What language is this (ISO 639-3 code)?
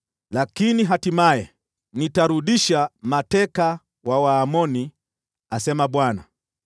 swa